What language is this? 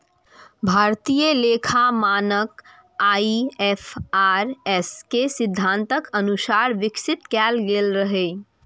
Maithili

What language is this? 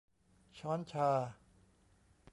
Thai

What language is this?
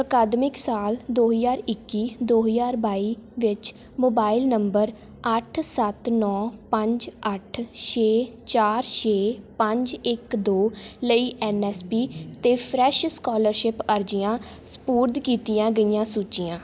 Punjabi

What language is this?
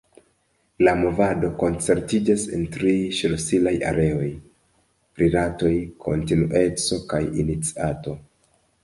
Esperanto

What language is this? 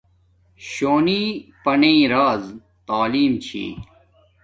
Domaaki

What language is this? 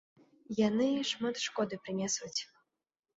Belarusian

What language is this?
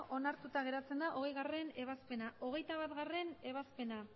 Basque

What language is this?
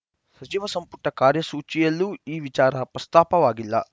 Kannada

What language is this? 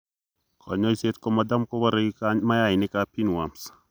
Kalenjin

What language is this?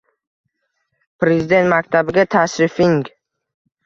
Uzbek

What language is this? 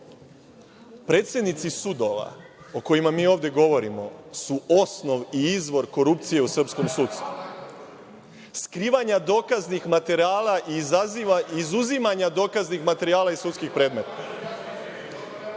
Serbian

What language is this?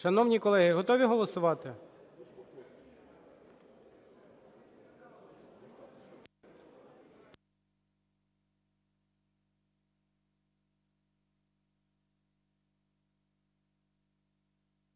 Ukrainian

